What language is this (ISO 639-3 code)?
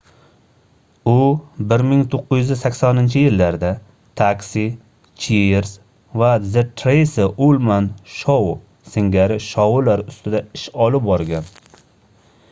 uzb